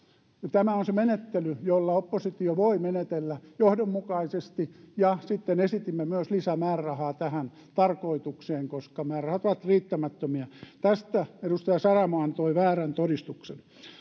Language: Finnish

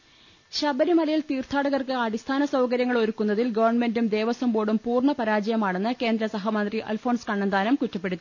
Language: Malayalam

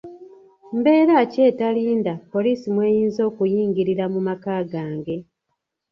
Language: Ganda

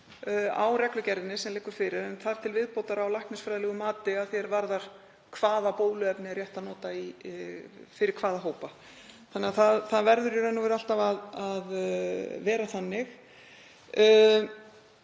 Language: Icelandic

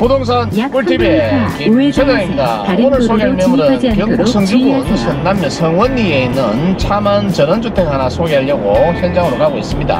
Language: Korean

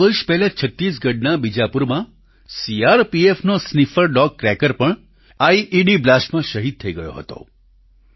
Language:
Gujarati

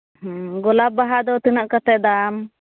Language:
Santali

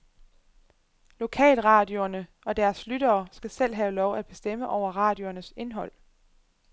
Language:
Danish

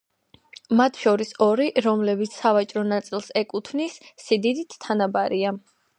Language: Georgian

